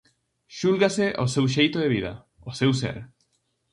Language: Galician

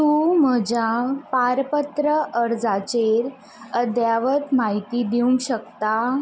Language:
Konkani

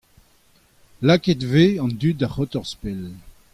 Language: Breton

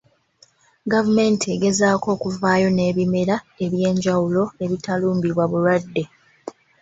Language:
Ganda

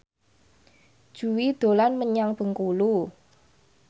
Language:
Javanese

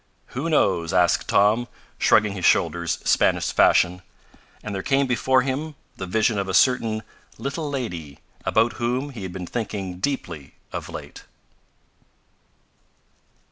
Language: English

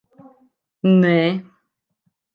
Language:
Latvian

